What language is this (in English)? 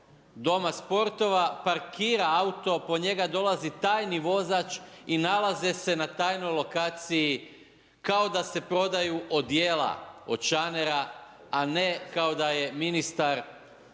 Croatian